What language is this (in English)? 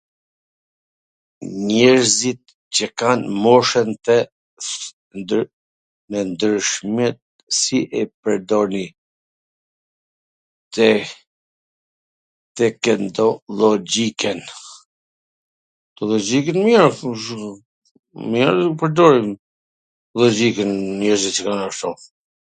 Gheg Albanian